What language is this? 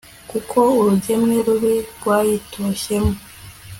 Kinyarwanda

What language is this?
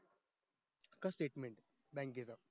Marathi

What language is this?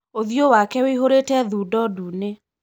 Kikuyu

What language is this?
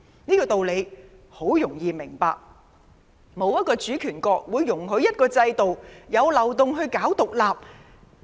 Cantonese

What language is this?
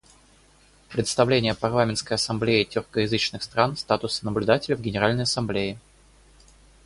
Russian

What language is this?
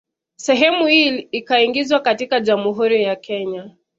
Swahili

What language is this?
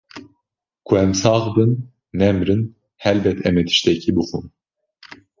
Kurdish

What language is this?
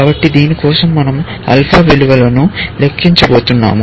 Telugu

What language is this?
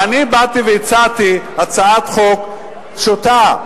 Hebrew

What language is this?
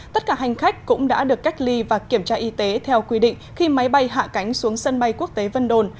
Vietnamese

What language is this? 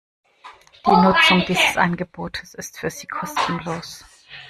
German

